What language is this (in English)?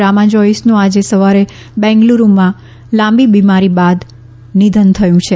Gujarati